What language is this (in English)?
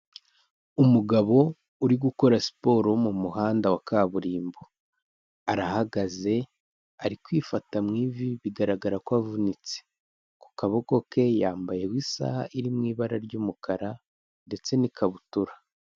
Kinyarwanda